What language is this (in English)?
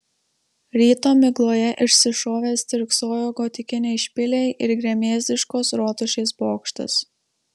Lithuanian